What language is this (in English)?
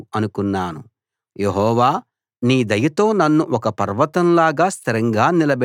Telugu